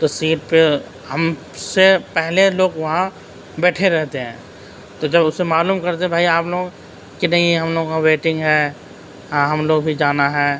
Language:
Urdu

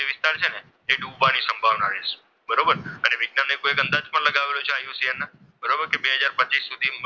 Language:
Gujarati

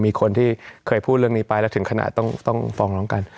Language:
Thai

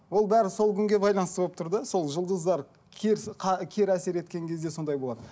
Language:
Kazakh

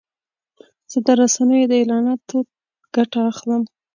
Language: Pashto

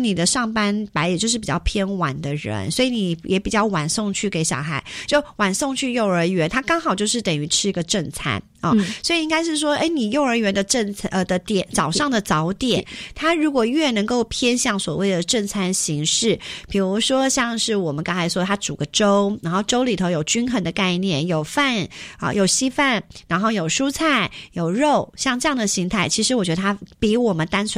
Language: Chinese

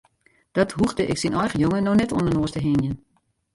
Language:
Western Frisian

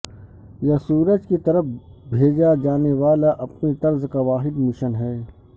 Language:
Urdu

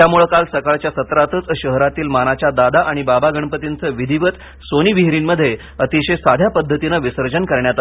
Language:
Marathi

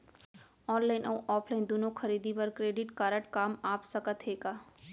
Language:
Chhattisgarhi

